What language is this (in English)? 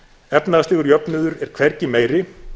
Icelandic